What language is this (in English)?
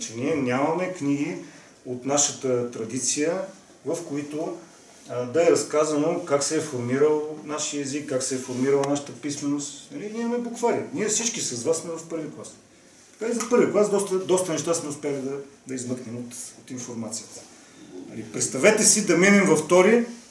Bulgarian